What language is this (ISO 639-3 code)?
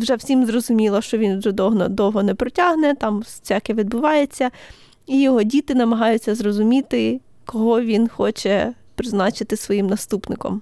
ukr